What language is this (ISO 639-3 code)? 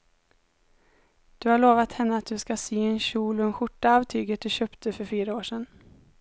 swe